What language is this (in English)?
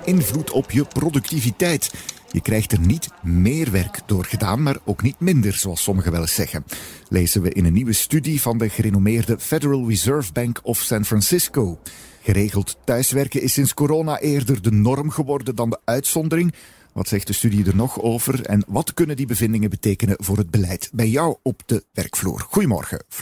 Dutch